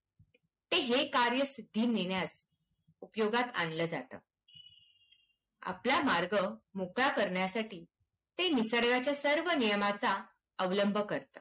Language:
Marathi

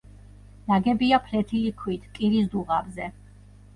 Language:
Georgian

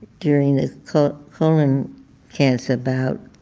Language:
English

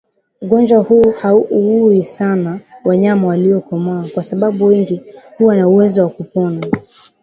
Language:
Swahili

